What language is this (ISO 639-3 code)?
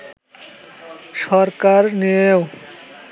ben